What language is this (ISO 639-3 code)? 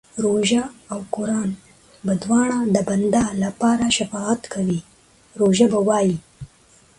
pus